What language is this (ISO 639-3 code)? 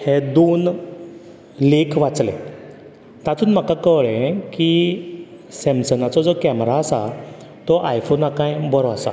kok